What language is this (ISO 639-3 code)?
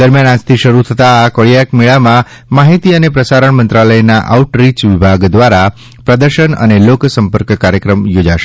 guj